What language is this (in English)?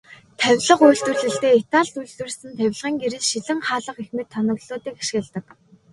Mongolian